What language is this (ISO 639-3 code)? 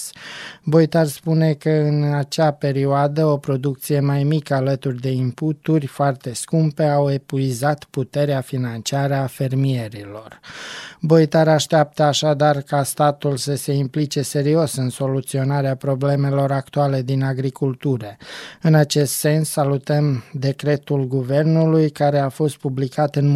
ron